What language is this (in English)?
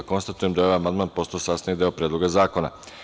Serbian